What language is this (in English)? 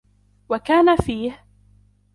Arabic